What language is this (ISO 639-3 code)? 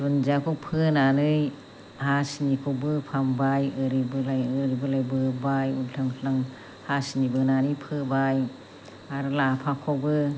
brx